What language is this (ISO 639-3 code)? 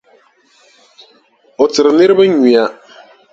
dag